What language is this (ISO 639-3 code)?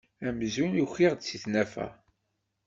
kab